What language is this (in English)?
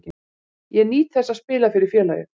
Icelandic